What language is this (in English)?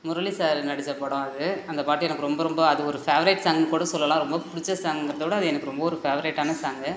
Tamil